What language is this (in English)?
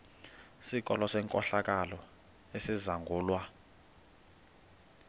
Xhosa